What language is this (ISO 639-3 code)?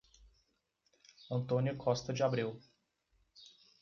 por